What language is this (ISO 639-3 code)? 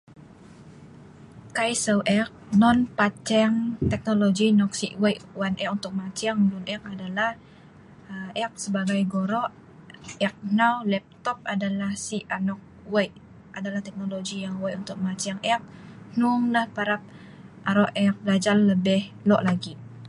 snv